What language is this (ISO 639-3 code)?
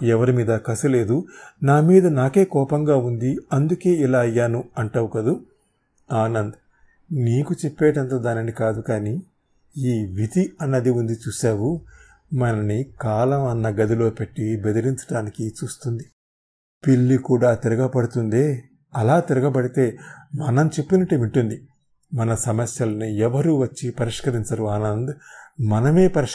tel